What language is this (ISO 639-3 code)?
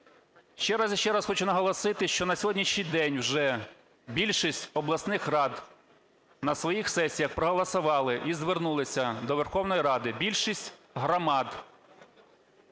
ukr